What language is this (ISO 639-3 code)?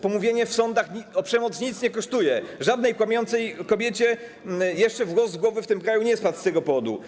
pol